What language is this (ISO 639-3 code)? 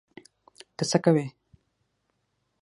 pus